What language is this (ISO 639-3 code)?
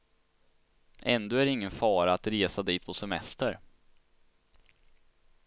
swe